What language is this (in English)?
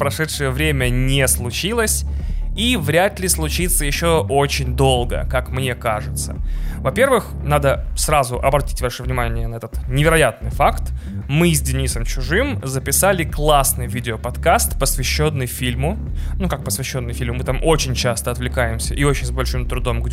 Russian